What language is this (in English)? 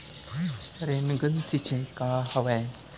Chhattisgarhi